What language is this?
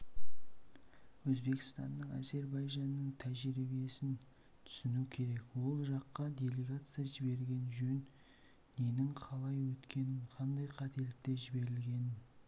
Kazakh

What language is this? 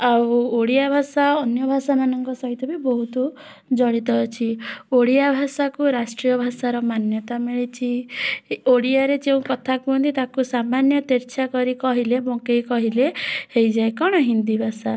Odia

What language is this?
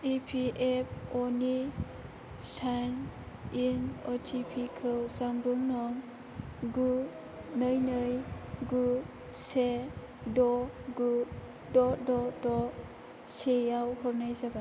Bodo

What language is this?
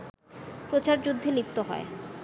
Bangla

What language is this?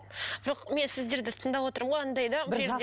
Kazakh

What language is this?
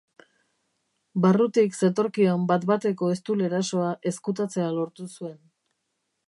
Basque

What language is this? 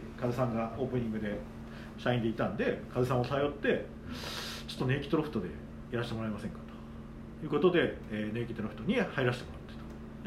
Japanese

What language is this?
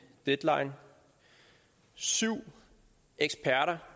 Danish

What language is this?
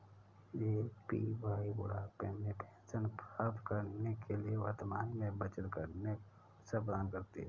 Hindi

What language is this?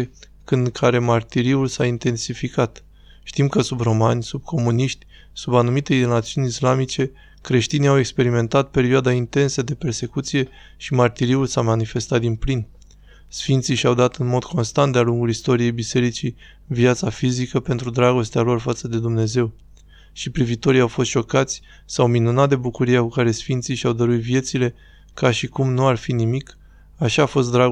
Romanian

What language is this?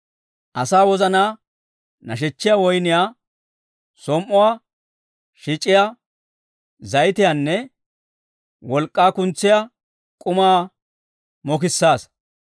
Dawro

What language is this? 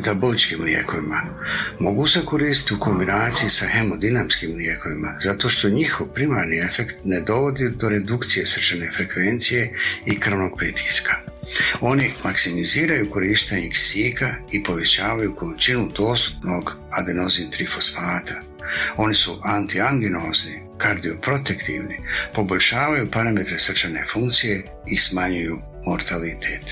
Croatian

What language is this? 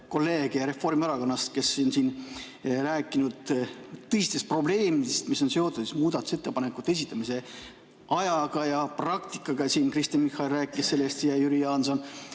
Estonian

